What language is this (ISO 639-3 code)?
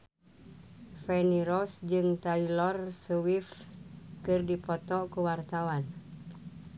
sun